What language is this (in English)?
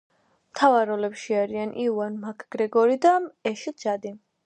Georgian